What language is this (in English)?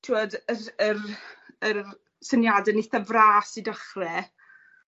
Welsh